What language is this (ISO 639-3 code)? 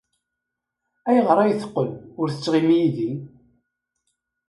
kab